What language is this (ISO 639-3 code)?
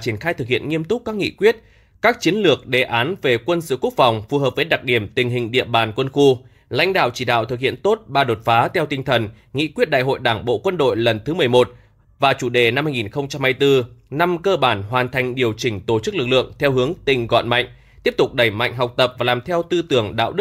vie